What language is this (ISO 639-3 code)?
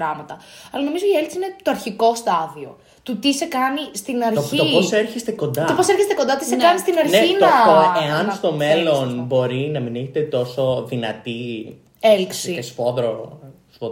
ell